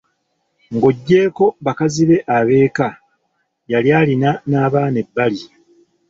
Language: Ganda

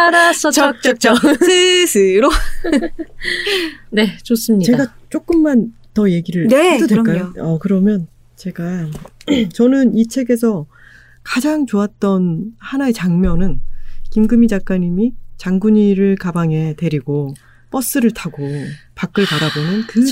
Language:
Korean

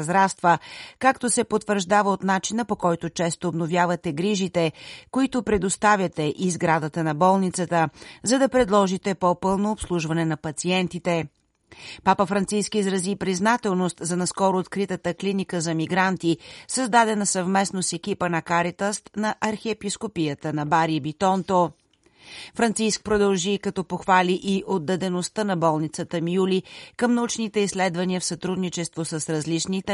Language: Bulgarian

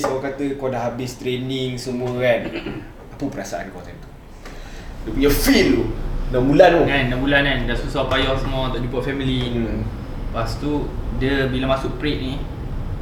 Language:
Malay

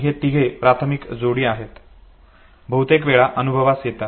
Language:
Marathi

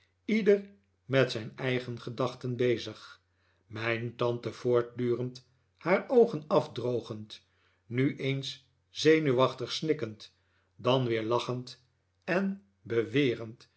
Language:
Dutch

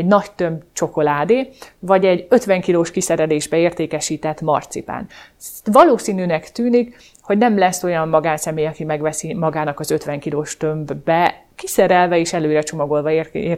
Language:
Hungarian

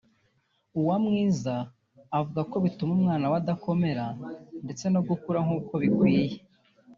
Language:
Kinyarwanda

